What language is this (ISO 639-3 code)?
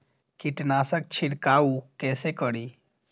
mai